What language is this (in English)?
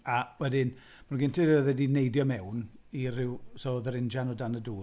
Welsh